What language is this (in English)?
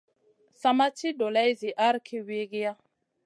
Masana